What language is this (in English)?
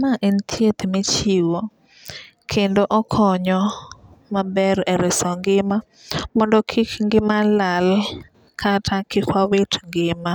Luo (Kenya and Tanzania)